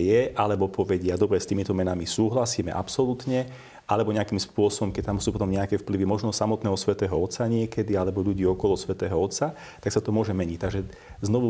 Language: Slovak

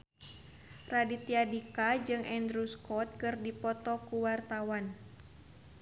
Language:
Sundanese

